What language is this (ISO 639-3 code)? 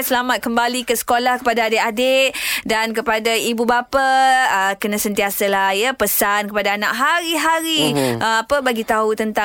msa